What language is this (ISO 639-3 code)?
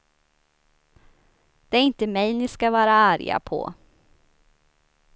swe